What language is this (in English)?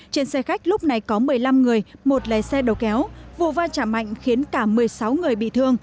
Vietnamese